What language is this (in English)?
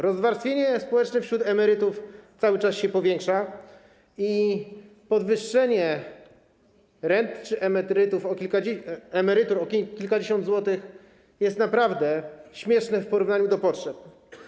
Polish